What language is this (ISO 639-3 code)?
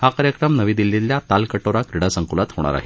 mar